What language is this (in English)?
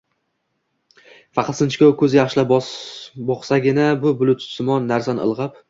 Uzbek